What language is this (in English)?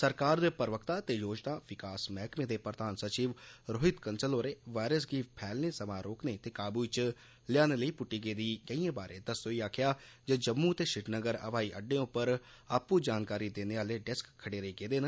Dogri